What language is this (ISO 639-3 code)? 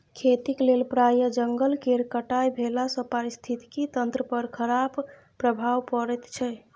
mai